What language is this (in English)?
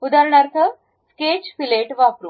Marathi